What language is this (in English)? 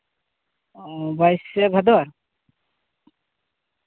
Santali